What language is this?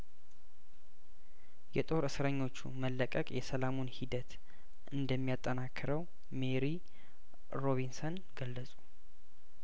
Amharic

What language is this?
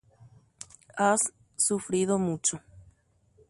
Guarani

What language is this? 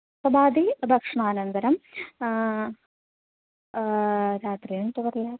Sanskrit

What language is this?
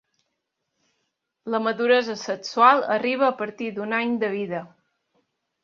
Catalan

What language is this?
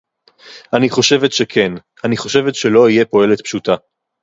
Hebrew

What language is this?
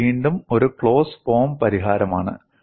Malayalam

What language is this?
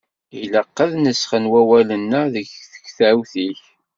Kabyle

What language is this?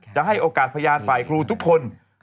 Thai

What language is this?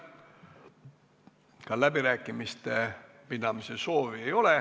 Estonian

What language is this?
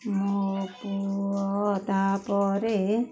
Odia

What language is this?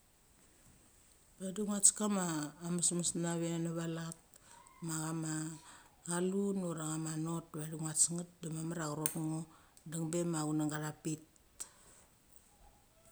Mali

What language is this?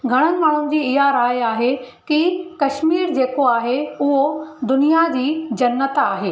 Sindhi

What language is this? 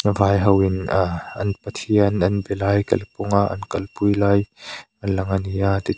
Mizo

